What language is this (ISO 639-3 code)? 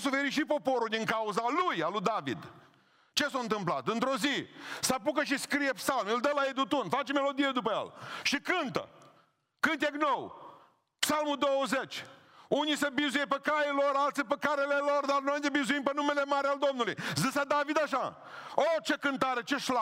ron